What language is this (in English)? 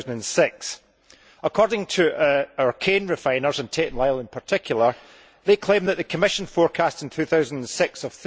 English